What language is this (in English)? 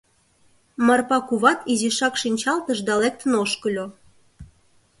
Mari